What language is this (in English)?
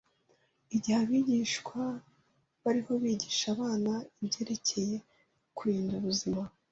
Kinyarwanda